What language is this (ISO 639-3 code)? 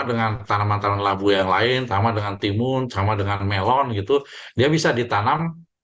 ind